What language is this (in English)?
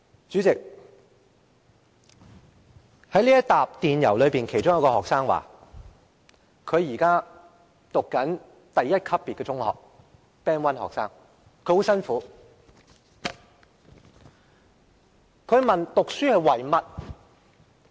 Cantonese